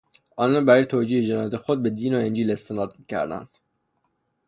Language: Persian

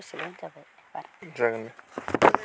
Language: Bodo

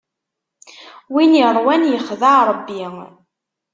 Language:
Kabyle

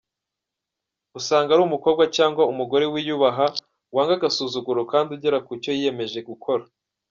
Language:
Kinyarwanda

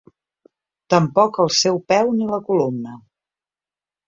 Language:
Catalan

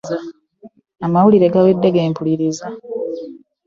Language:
Ganda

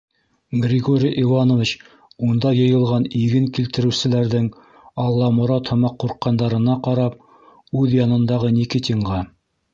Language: Bashkir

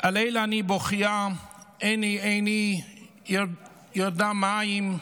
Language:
Hebrew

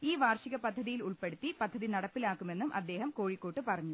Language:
Malayalam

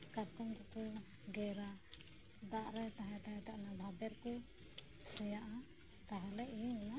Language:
Santali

